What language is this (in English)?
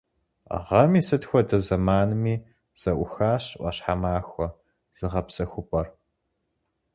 Kabardian